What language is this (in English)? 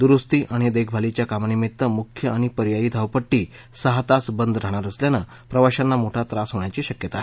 Marathi